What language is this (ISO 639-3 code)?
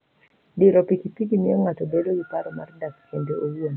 luo